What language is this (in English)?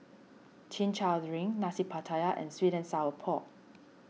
English